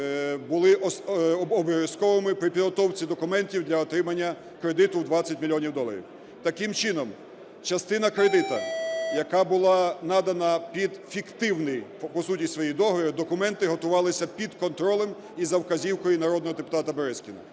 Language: Ukrainian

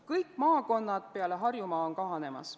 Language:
Estonian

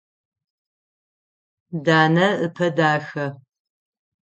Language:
Adyghe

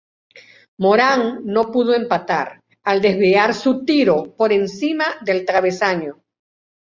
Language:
Spanish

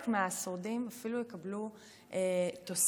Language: Hebrew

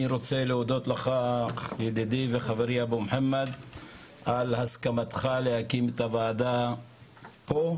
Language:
Hebrew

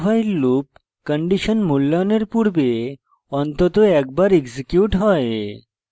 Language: Bangla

